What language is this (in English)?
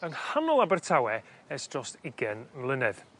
Welsh